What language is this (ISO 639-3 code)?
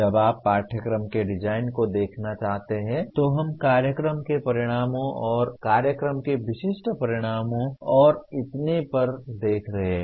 hin